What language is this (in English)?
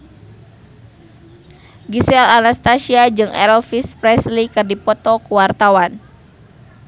Sundanese